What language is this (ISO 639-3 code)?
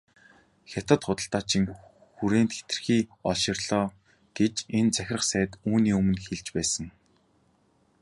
mon